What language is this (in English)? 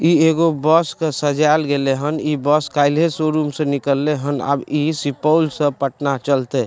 Maithili